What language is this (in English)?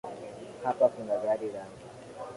Swahili